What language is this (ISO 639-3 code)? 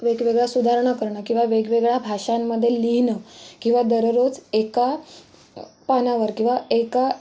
mar